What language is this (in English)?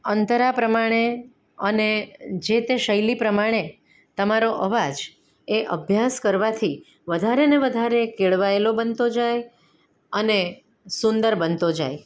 Gujarati